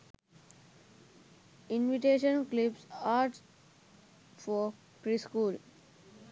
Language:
Sinhala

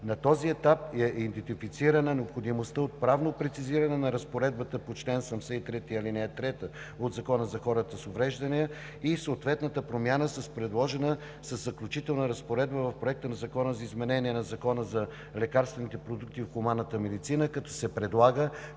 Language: Bulgarian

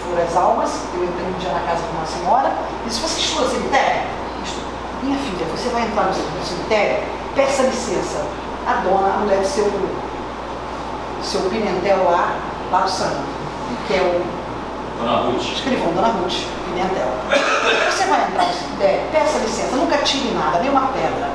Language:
Portuguese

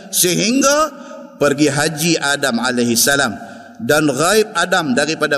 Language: Malay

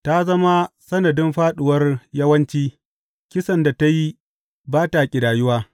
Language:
Hausa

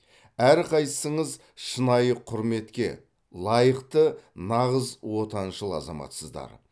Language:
Kazakh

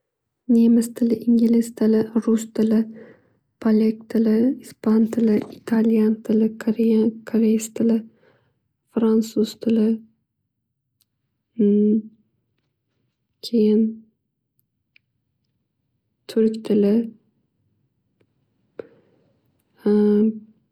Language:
Uzbek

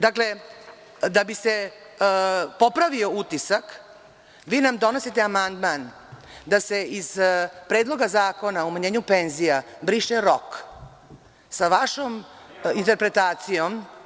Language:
Serbian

